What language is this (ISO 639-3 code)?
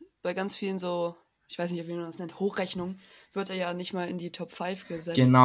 deu